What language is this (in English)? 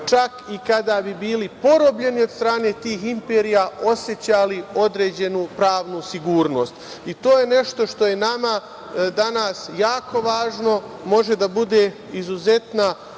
Serbian